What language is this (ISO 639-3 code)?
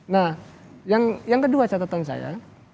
ind